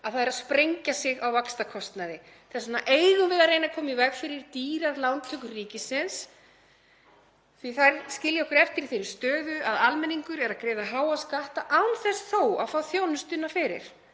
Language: Icelandic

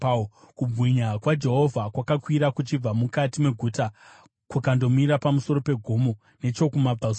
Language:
Shona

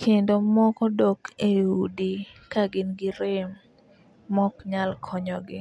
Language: Luo (Kenya and Tanzania)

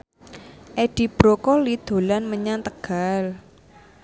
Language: Javanese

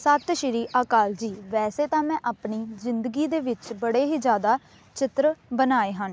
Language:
Punjabi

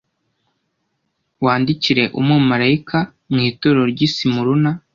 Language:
Kinyarwanda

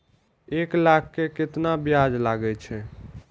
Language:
Maithili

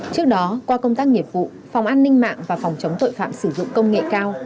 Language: Vietnamese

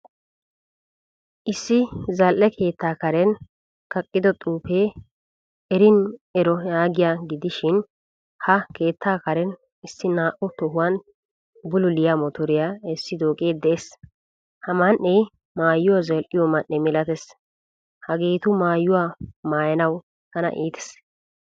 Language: Wolaytta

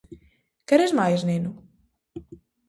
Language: Galician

